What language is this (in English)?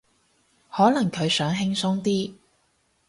Cantonese